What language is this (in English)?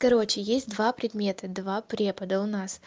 Russian